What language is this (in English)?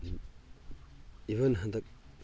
Manipuri